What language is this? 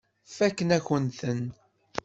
Kabyle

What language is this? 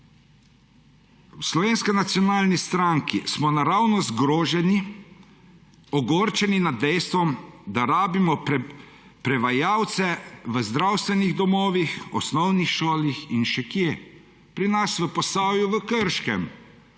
Slovenian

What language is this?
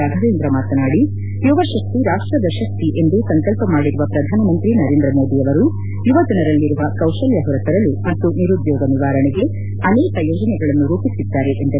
Kannada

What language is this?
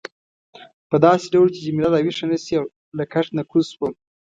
Pashto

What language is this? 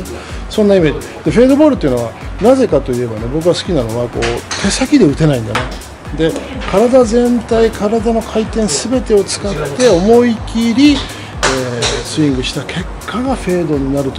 Japanese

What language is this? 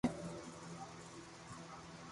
Loarki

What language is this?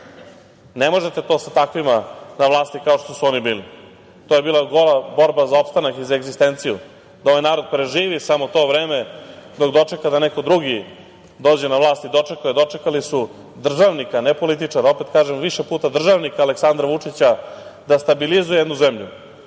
Serbian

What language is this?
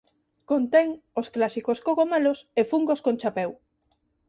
Galician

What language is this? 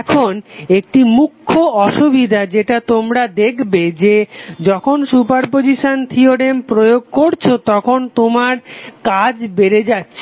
Bangla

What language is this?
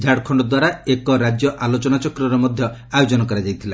Odia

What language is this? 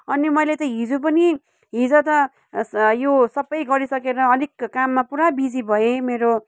Nepali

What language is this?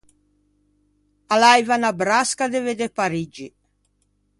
Ligurian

